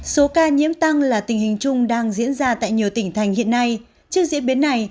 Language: Vietnamese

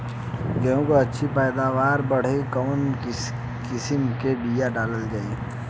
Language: Bhojpuri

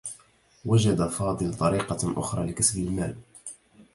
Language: Arabic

